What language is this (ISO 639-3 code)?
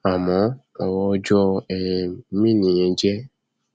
yor